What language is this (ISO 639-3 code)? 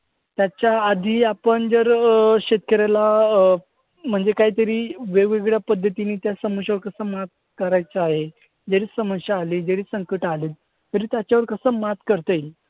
mar